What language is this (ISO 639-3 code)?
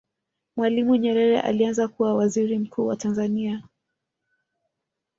swa